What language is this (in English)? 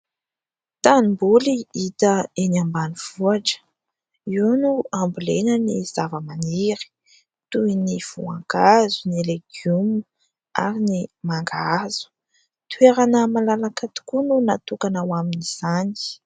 Malagasy